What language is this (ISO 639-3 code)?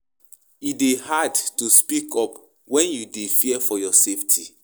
pcm